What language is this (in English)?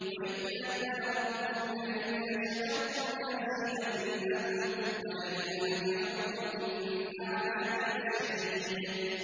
Arabic